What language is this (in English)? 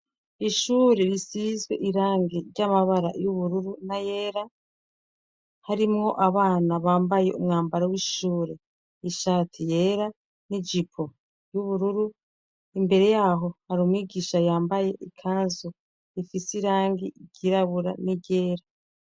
Rundi